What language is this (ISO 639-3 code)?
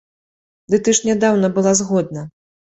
bel